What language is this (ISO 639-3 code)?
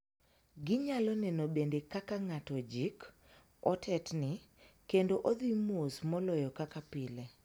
luo